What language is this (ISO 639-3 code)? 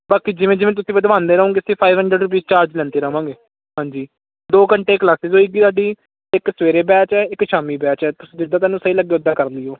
pan